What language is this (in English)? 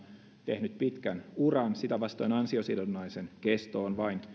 Finnish